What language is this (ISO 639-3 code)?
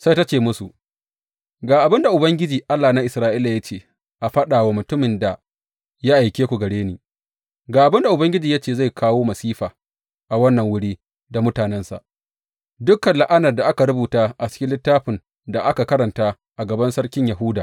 hau